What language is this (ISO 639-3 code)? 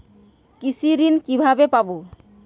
ben